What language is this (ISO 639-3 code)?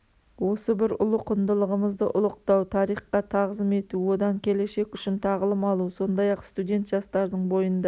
kaz